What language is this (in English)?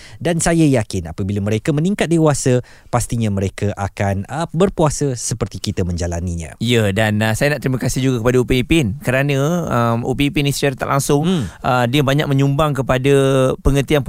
Malay